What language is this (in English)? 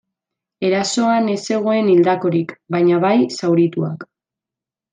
Basque